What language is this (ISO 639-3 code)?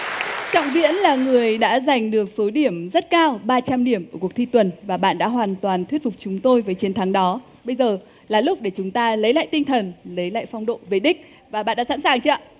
vie